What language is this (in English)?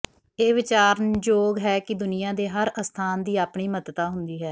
Punjabi